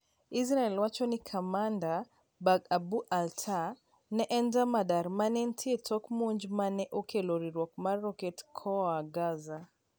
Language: Luo (Kenya and Tanzania)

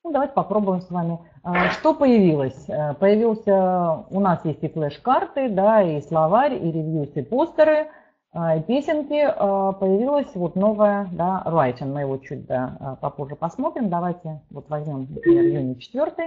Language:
Russian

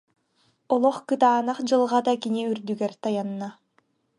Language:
Yakut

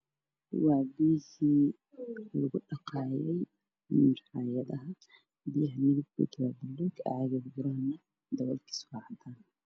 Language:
Somali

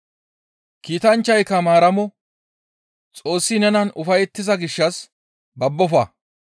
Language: Gamo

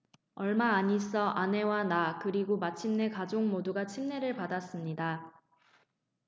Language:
Korean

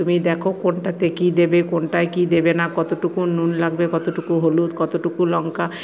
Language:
Bangla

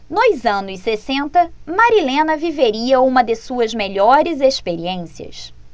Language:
Portuguese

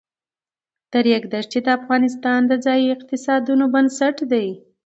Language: Pashto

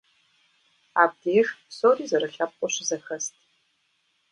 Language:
Kabardian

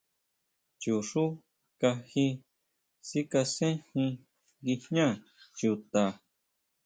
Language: Huautla Mazatec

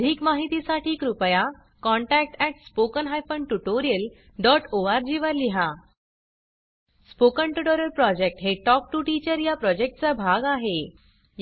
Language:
Marathi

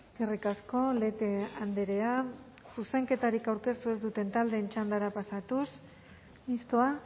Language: Basque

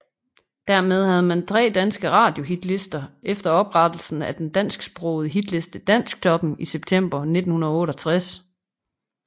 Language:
Danish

